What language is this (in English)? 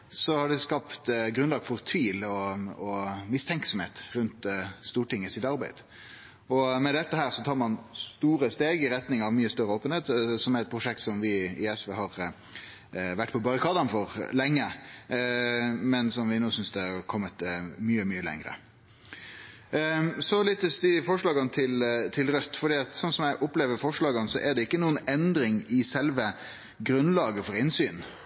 Norwegian Nynorsk